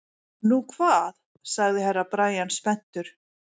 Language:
Icelandic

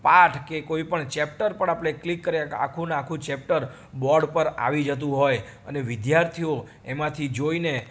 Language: Gujarati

